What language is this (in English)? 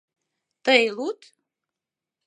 Mari